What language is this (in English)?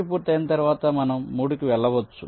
Telugu